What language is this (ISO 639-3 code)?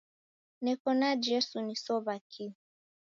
dav